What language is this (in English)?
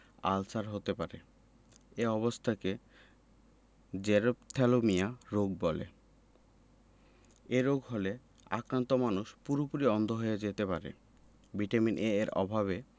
Bangla